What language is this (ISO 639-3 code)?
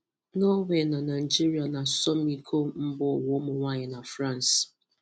ibo